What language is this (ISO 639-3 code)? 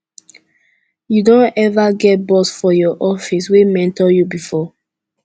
pcm